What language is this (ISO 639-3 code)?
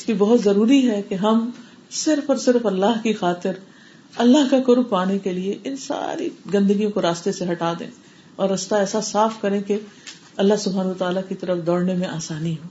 urd